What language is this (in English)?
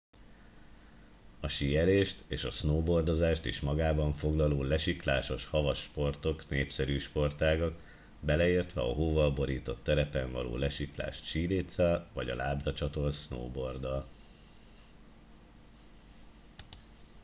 Hungarian